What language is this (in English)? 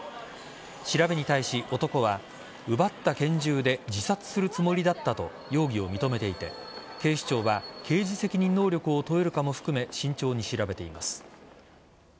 Japanese